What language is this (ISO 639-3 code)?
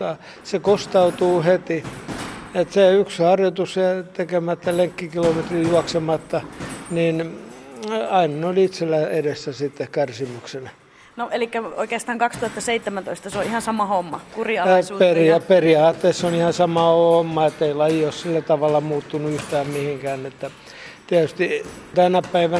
fin